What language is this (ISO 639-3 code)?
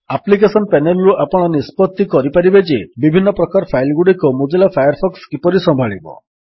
ori